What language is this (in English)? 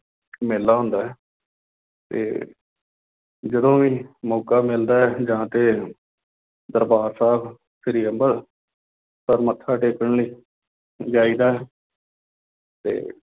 Punjabi